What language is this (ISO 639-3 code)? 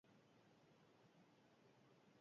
eus